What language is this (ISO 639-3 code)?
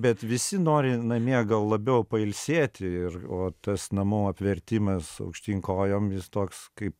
lit